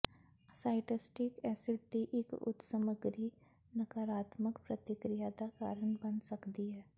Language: Punjabi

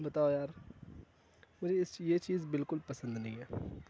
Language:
Urdu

